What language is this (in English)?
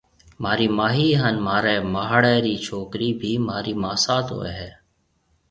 Marwari (Pakistan)